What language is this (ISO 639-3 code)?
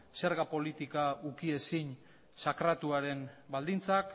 eus